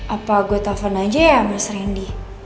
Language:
Indonesian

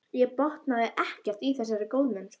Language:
Icelandic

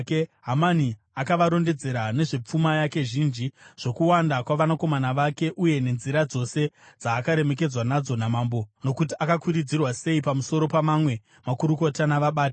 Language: Shona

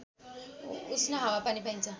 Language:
Nepali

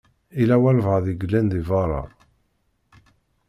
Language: Kabyle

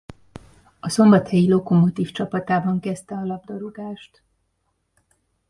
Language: Hungarian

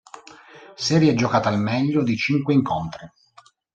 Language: Italian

